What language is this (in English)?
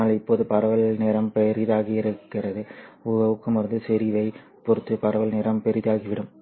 Tamil